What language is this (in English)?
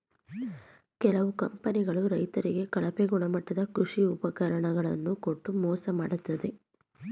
Kannada